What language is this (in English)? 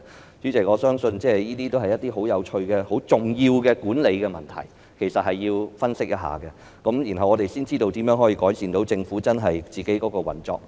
Cantonese